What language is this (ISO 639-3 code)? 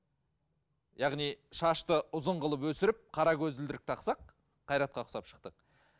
kaz